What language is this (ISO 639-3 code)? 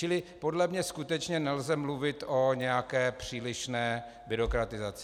ces